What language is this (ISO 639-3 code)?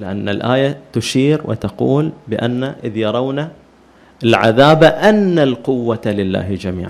ara